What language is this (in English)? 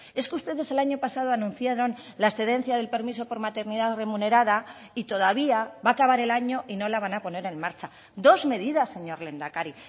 Spanish